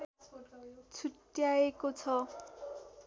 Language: Nepali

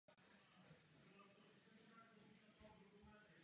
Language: Czech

